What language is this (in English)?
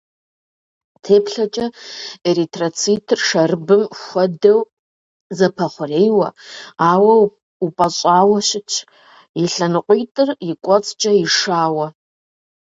Kabardian